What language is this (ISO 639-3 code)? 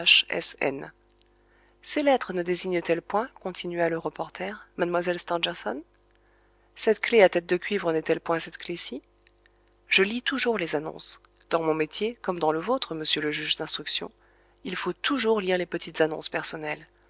fra